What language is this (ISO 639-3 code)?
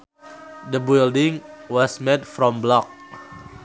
sun